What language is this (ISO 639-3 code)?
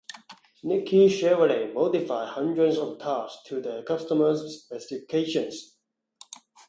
eng